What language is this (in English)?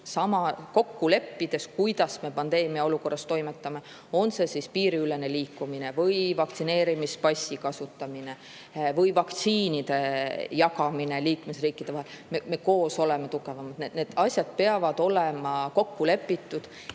Estonian